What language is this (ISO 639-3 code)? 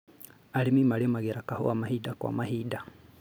kik